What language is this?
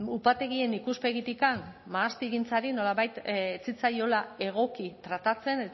Basque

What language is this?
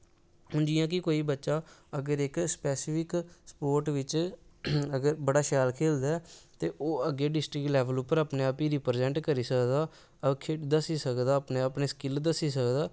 Dogri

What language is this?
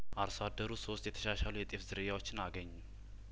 Amharic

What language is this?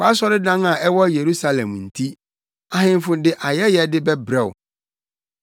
Akan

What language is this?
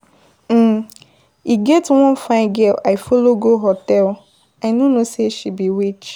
Nigerian Pidgin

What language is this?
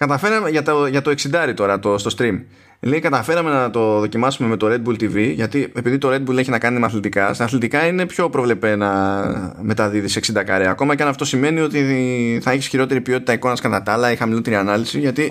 Greek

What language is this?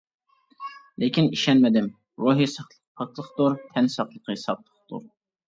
Uyghur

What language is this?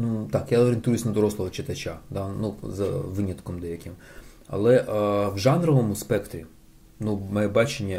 Ukrainian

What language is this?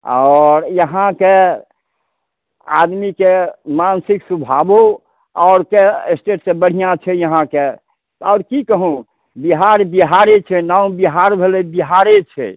Maithili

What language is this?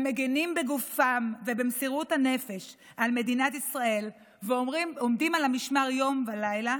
Hebrew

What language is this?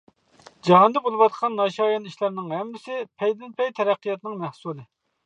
Uyghur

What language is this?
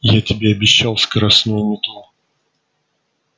Russian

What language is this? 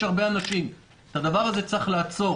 Hebrew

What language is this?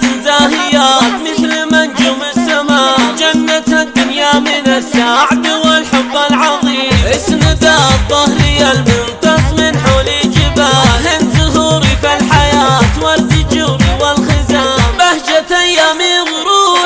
Arabic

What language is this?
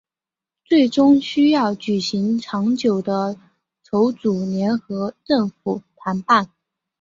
Chinese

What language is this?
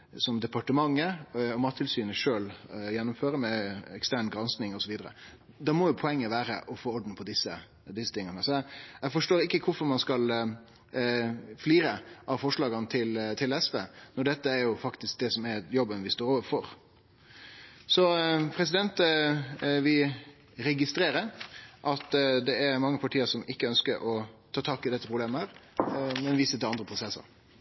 Norwegian Nynorsk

